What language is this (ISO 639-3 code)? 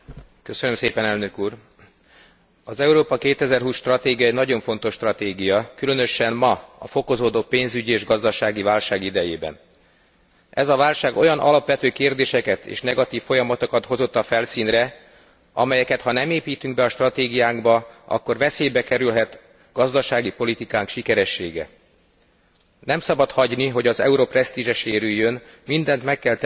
hun